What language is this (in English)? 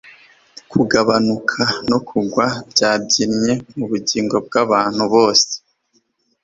Kinyarwanda